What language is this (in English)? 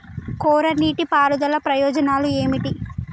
Telugu